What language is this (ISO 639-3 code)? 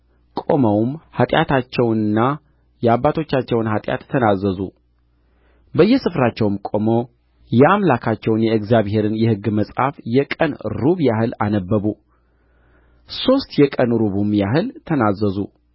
amh